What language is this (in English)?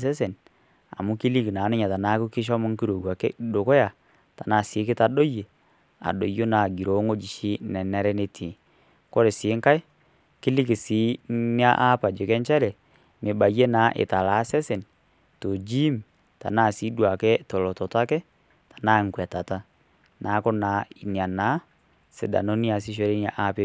Masai